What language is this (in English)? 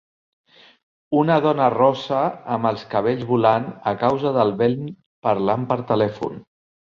Catalan